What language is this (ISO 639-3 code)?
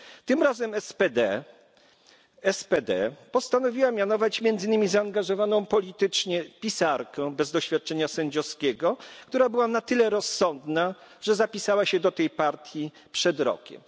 pol